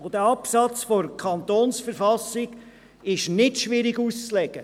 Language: Swiss German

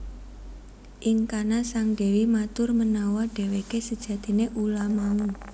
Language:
Javanese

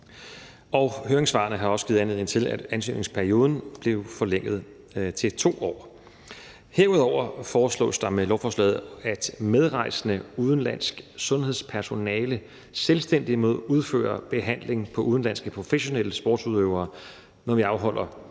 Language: Danish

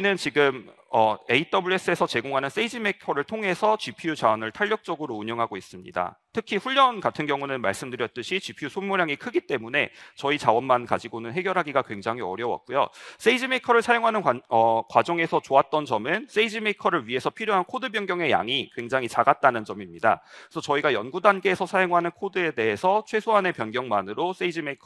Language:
Korean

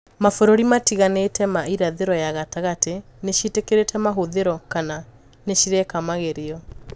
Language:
Kikuyu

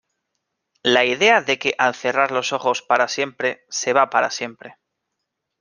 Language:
Spanish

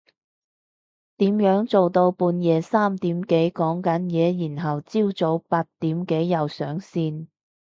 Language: Cantonese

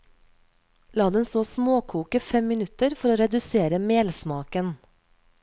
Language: Norwegian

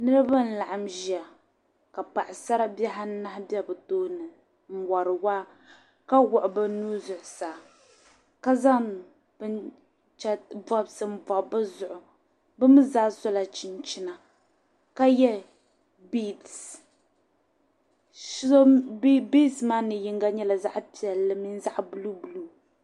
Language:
Dagbani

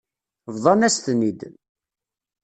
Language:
Kabyle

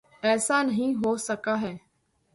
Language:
Urdu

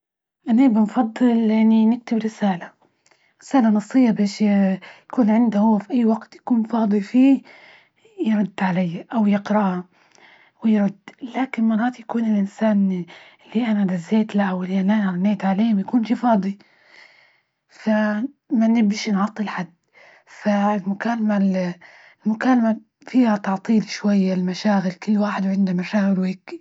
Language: Libyan Arabic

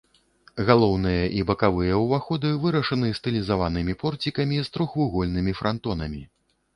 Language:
Belarusian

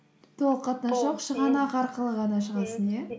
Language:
Kazakh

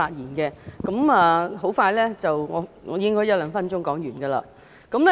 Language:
Cantonese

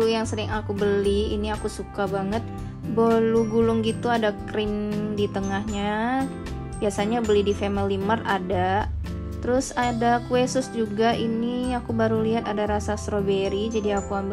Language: Indonesian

